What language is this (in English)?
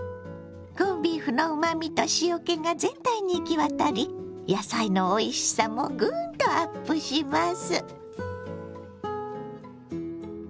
Japanese